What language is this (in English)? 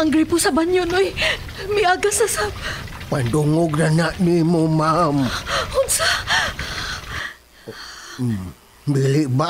Filipino